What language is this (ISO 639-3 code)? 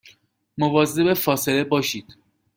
fas